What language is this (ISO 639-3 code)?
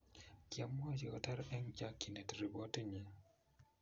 kln